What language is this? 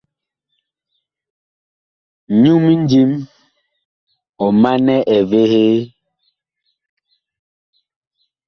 Bakoko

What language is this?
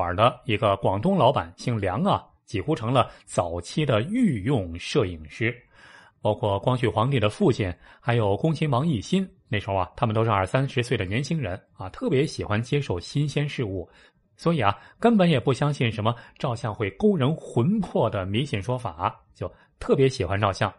Chinese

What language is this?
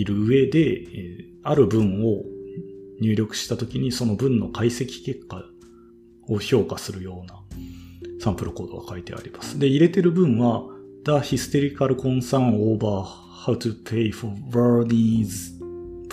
Japanese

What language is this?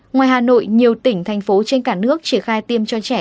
Vietnamese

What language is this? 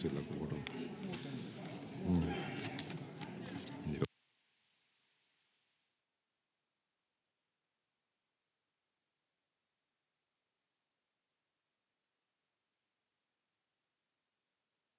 Finnish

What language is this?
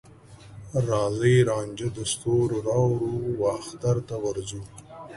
Pashto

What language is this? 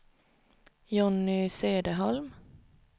Swedish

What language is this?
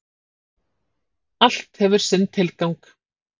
Icelandic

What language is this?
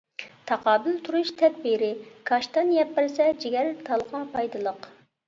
Uyghur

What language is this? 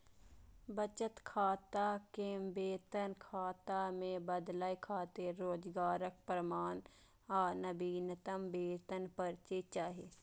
Maithili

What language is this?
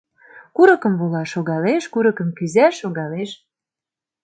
Mari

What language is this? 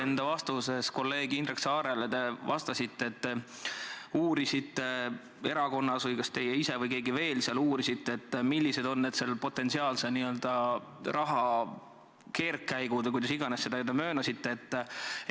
Estonian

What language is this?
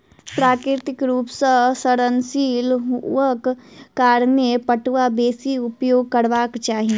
Maithili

